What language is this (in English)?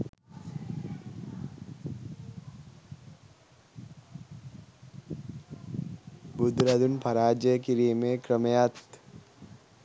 Sinhala